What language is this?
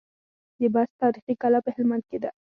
Pashto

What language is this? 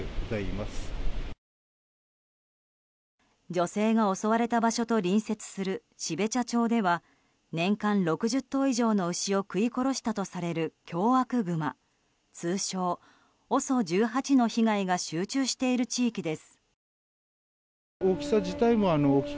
Japanese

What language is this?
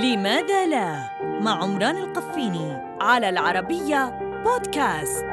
Arabic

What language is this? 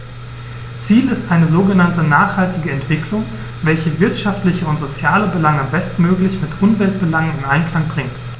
German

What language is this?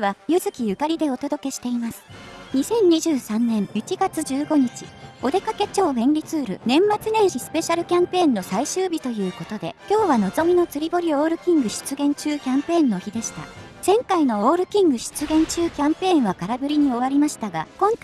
Japanese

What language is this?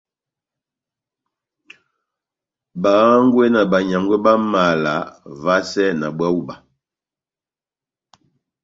Batanga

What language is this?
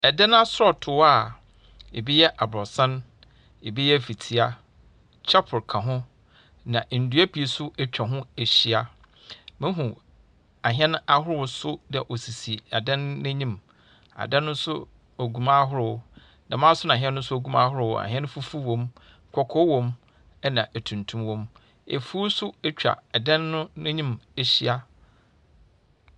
Akan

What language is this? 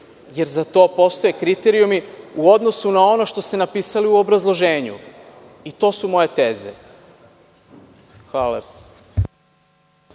Serbian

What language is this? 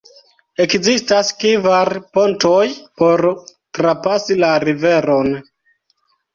Esperanto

